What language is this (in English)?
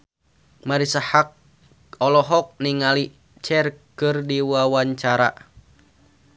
Sundanese